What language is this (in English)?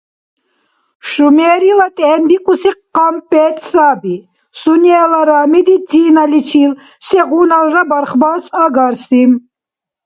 Dargwa